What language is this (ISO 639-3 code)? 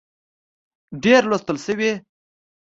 pus